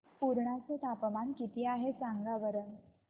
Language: Marathi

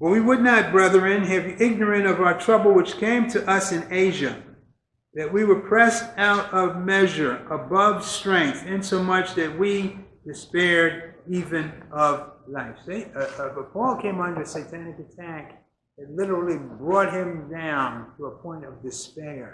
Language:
English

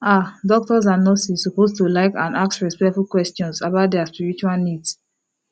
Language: Nigerian Pidgin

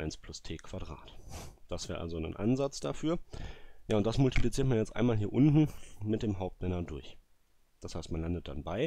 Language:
German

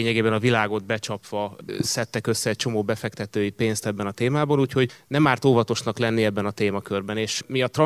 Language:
Hungarian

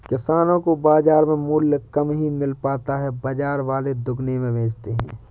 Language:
Hindi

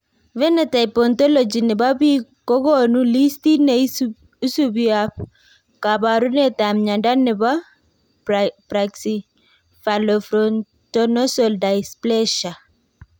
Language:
Kalenjin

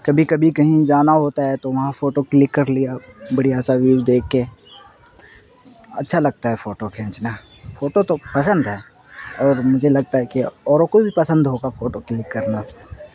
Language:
Urdu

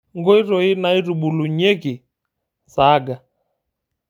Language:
Masai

